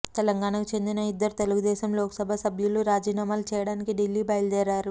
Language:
Telugu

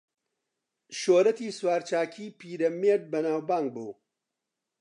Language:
Central Kurdish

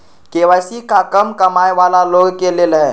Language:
Magahi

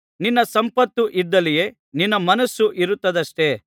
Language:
Kannada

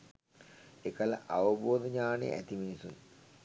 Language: Sinhala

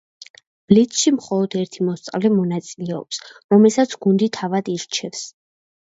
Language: Georgian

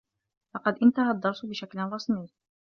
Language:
Arabic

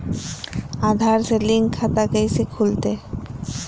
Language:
Magahi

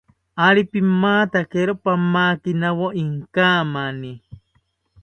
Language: South Ucayali Ashéninka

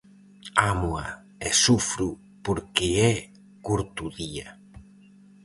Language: Galician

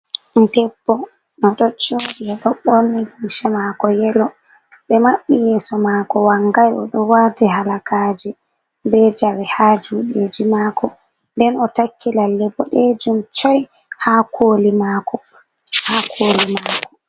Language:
Fula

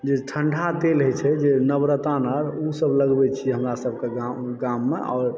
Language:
Maithili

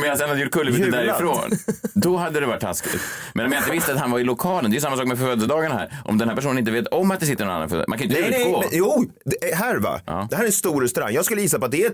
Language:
Swedish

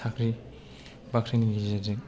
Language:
Bodo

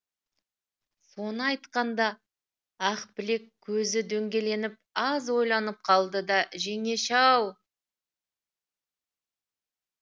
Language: Kazakh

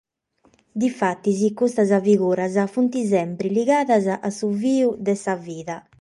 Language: Sardinian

